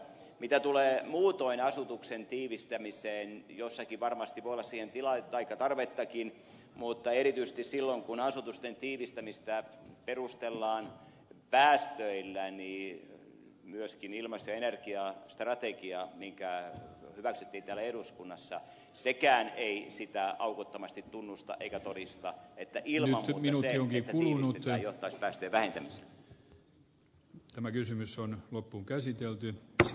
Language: Finnish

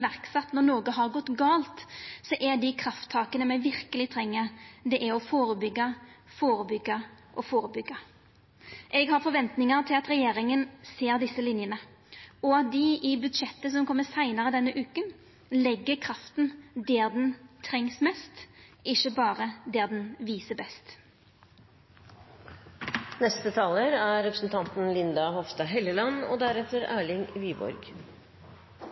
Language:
Norwegian Nynorsk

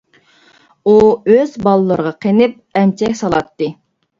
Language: Uyghur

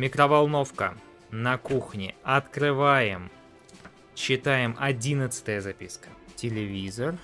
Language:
Russian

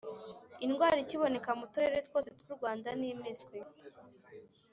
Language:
Kinyarwanda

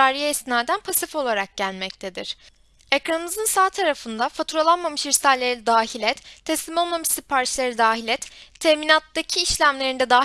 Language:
Turkish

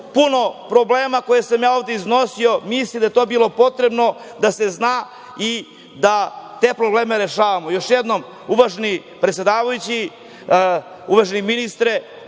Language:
Serbian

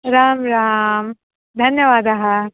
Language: Sanskrit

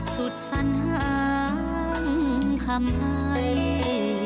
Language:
Thai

